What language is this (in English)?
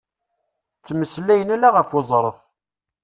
Kabyle